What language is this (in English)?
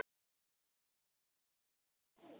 Icelandic